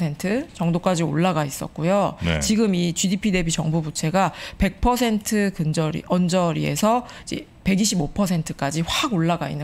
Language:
Korean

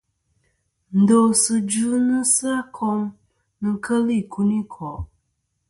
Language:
Kom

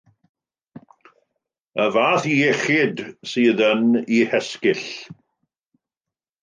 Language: Welsh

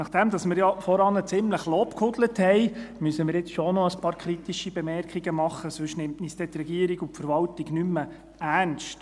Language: Swiss German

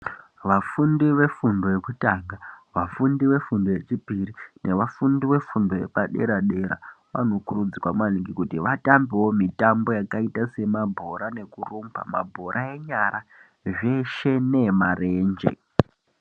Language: Ndau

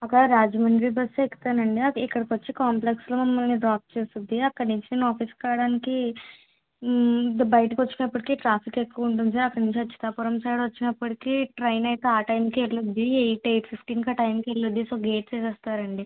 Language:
Telugu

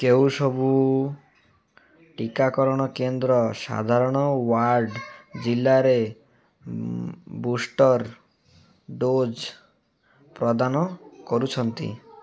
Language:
Odia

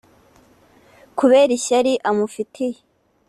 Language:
Kinyarwanda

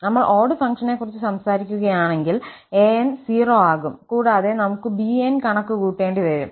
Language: Malayalam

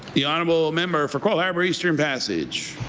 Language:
English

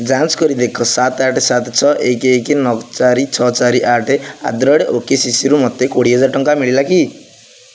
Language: Odia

